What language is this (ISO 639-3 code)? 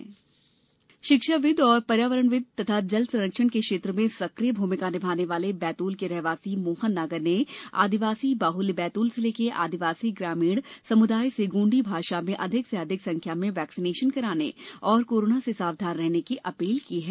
hin